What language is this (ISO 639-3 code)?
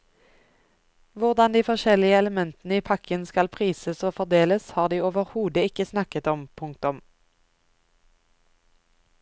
nor